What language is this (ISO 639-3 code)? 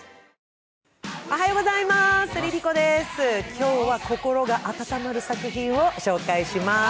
jpn